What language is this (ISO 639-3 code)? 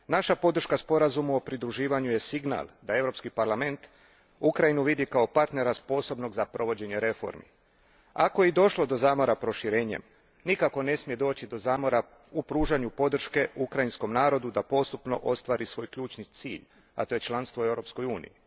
hrv